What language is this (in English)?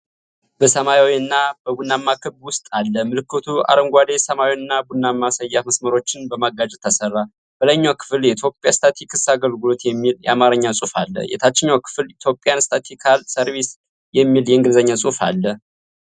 Amharic